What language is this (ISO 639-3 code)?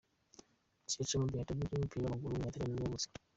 kin